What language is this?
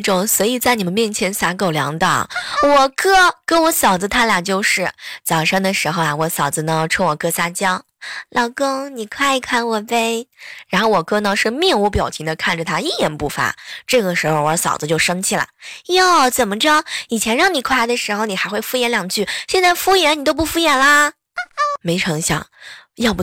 Chinese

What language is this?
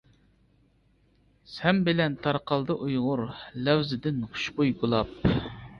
Uyghur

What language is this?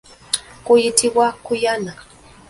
Ganda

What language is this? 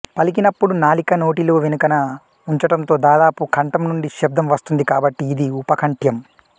Telugu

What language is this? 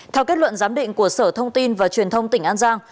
Vietnamese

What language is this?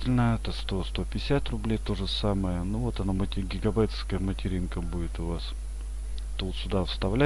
Russian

